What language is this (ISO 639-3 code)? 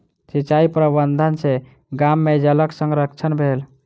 mai